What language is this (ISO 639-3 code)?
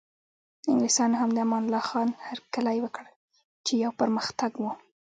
pus